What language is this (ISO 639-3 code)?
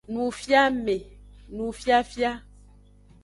ajg